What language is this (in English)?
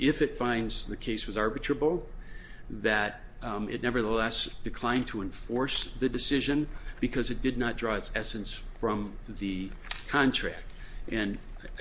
English